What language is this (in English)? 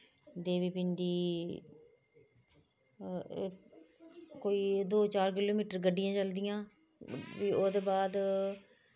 Dogri